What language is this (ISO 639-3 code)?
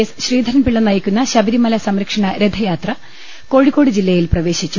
mal